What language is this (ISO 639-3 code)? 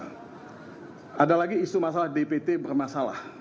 ind